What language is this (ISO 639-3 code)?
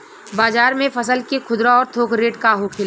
bho